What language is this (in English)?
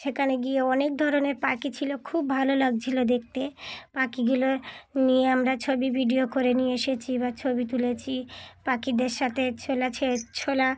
Bangla